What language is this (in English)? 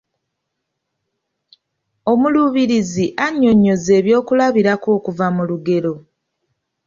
Ganda